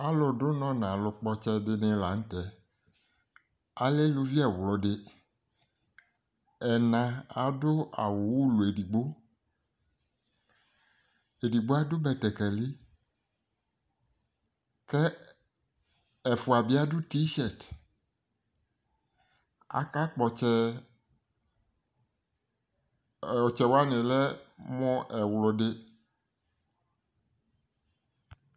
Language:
Ikposo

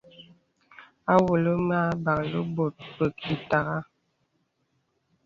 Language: Bebele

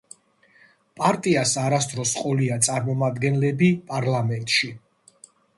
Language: Georgian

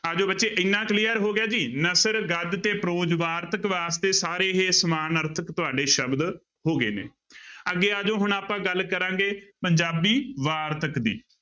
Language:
Punjabi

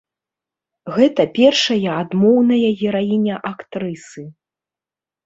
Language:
Belarusian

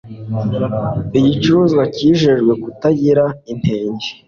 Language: Kinyarwanda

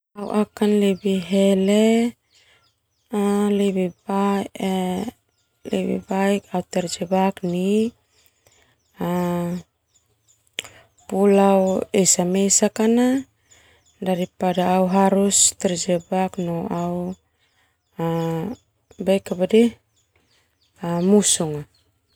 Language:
Termanu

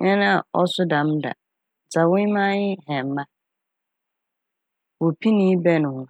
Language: Akan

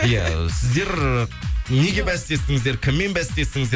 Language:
Kazakh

